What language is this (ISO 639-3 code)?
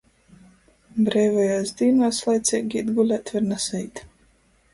ltg